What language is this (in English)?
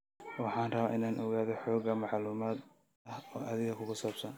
Somali